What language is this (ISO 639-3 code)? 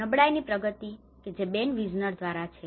guj